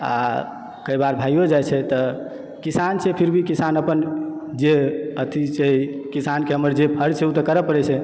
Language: Maithili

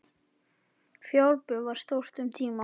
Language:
Icelandic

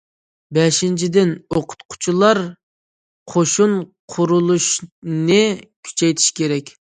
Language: Uyghur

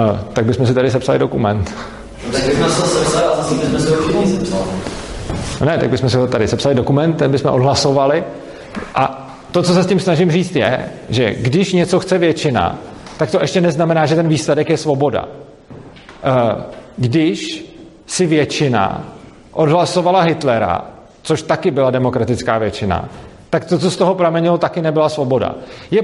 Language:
Czech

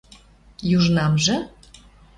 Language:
Western Mari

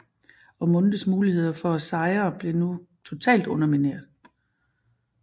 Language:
Danish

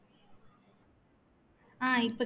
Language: Tamil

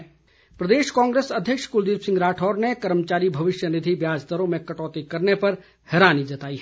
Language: Hindi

